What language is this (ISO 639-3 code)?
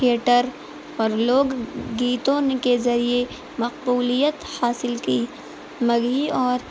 urd